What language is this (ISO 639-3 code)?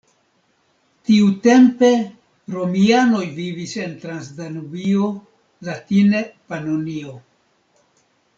epo